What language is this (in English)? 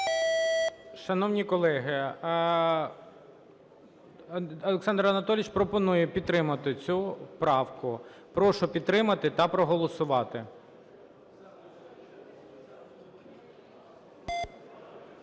Ukrainian